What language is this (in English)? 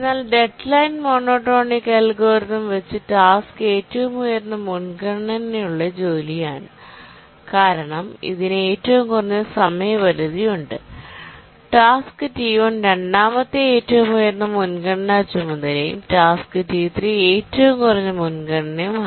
Malayalam